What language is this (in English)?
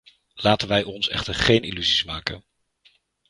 Dutch